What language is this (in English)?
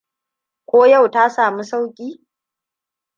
Hausa